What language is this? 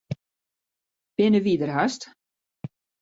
Western Frisian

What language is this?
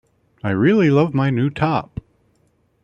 English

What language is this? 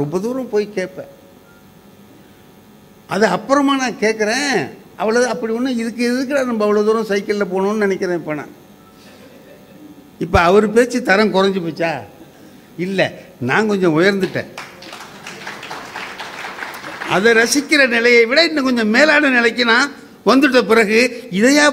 Tamil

